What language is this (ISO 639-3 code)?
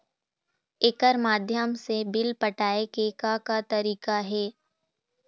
hne